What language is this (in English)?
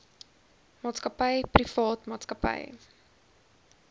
Afrikaans